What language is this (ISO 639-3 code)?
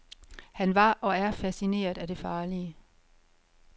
dan